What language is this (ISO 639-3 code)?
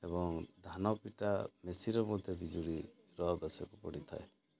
ori